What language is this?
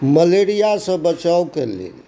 Maithili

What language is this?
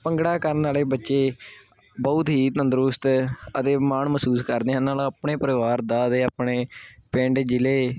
Punjabi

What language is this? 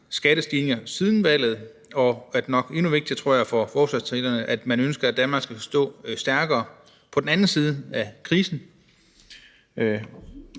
Danish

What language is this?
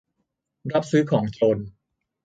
Thai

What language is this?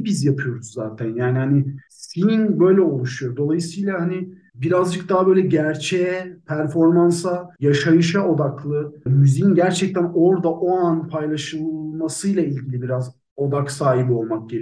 Turkish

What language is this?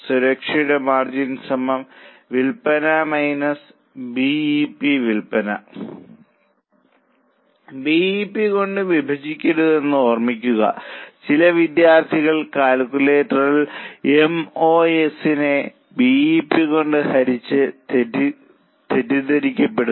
Malayalam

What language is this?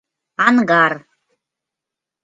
Mari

